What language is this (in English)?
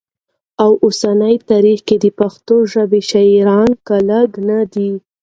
Pashto